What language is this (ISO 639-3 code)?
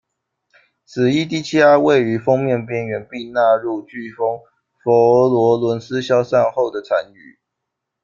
zho